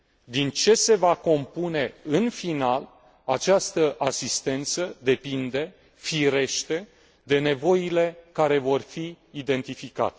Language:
Romanian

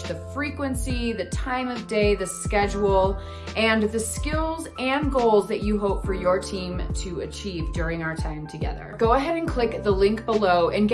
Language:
English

